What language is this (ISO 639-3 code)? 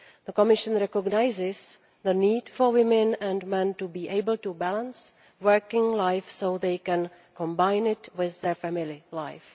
eng